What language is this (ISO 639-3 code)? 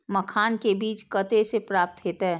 mai